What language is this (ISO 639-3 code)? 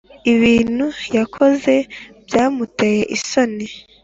kin